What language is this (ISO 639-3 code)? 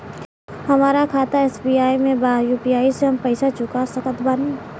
bho